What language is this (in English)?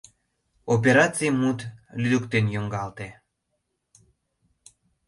Mari